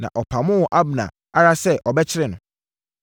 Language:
Akan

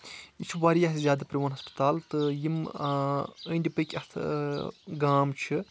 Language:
Kashmiri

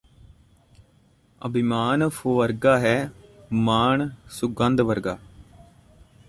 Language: Punjabi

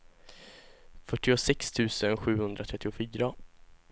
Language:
Swedish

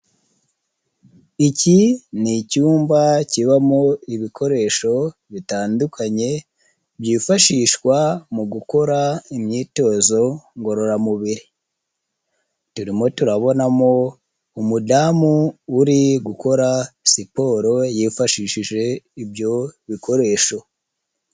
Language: Kinyarwanda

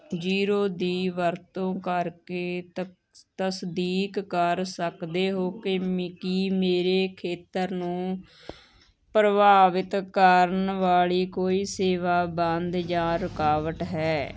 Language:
Punjabi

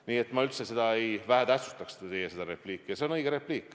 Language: Estonian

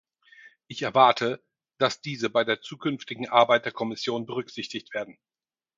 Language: German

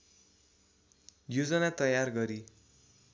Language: Nepali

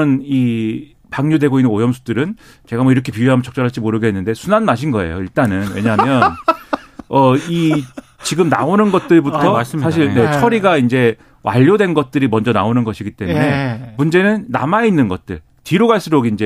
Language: Korean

